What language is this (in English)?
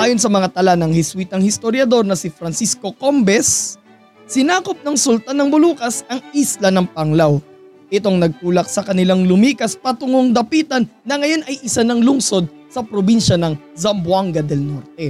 Filipino